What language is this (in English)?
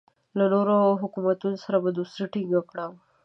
Pashto